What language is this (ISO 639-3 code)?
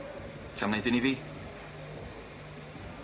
cym